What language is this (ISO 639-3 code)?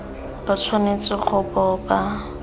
tsn